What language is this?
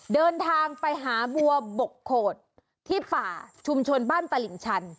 Thai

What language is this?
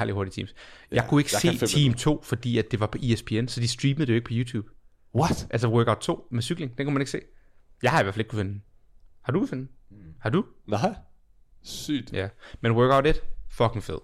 Danish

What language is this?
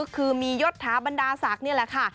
Thai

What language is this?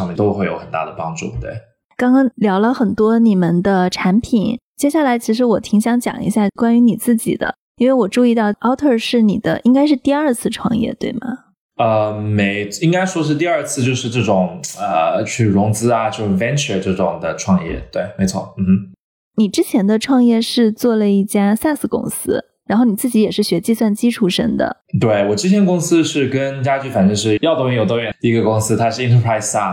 Chinese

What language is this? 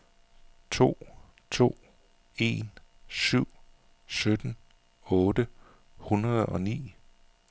Danish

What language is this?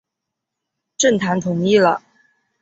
Chinese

